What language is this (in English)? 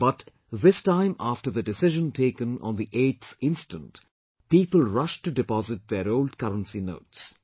English